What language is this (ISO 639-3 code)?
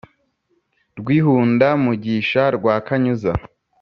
kin